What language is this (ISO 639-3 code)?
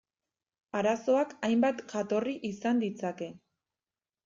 eus